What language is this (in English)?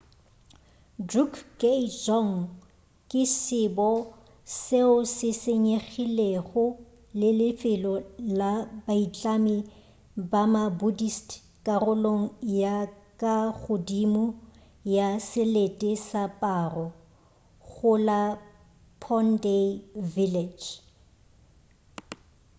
Northern Sotho